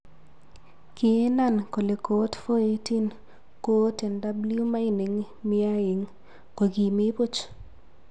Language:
Kalenjin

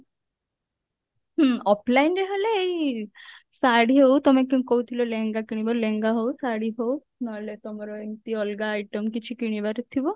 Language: Odia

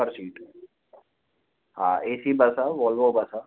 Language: Sindhi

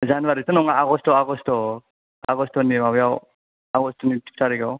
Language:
Bodo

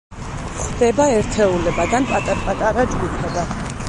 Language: Georgian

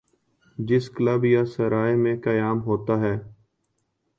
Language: Urdu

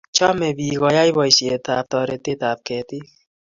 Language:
Kalenjin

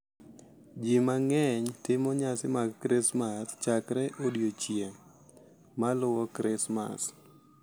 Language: Luo (Kenya and Tanzania)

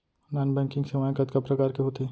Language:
Chhattisgarhi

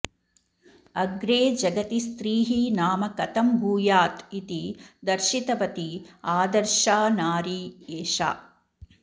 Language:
Sanskrit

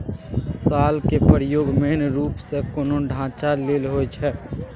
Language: Maithili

